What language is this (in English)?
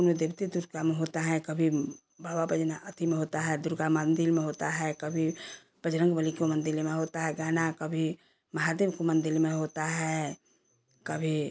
Hindi